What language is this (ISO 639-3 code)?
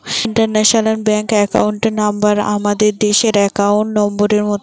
ben